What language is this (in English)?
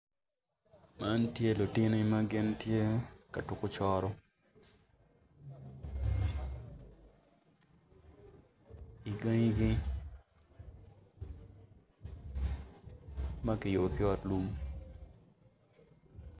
Acoli